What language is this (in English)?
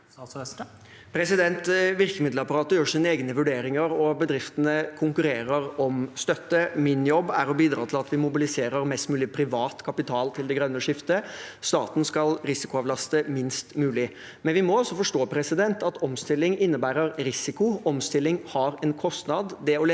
Norwegian